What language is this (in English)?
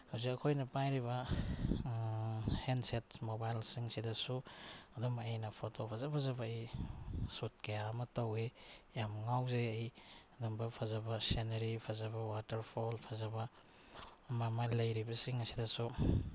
Manipuri